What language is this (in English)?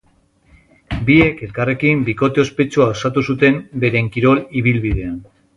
Basque